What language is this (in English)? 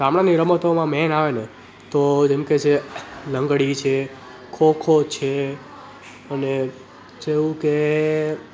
Gujarati